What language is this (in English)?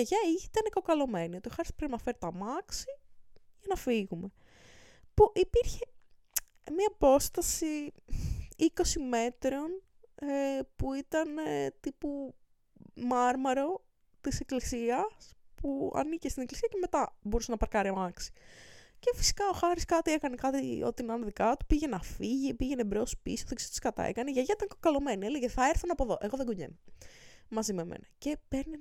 Greek